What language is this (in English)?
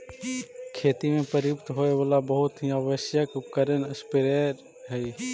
Magahi